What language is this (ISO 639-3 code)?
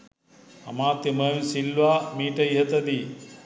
sin